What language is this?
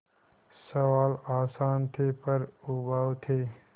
Hindi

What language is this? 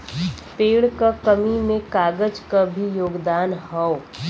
Bhojpuri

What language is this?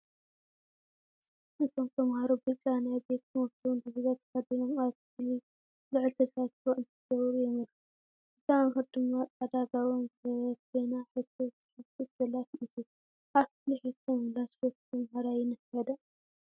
Tigrinya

